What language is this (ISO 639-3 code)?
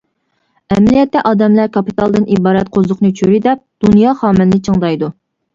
uig